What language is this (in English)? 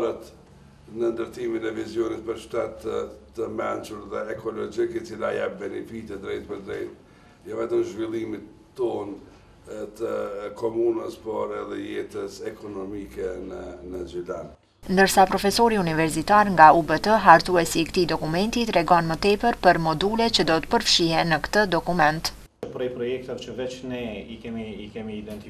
Romanian